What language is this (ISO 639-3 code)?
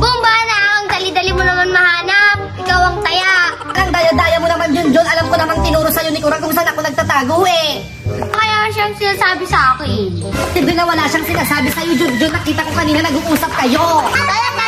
fil